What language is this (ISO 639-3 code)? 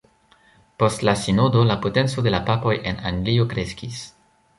epo